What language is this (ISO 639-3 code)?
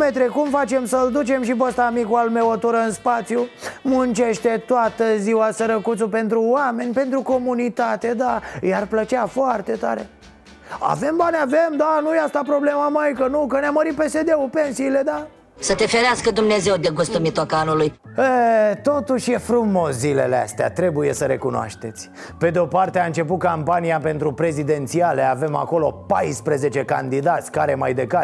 ron